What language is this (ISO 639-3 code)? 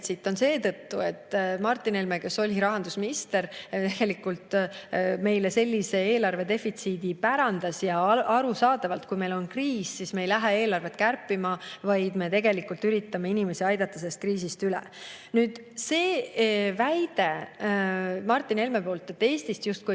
est